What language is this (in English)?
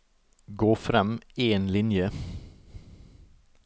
Norwegian